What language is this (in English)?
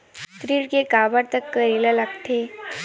Chhattisgarhi